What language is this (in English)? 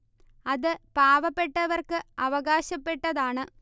Malayalam